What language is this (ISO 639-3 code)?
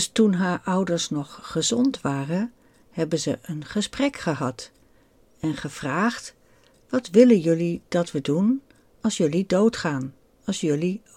nld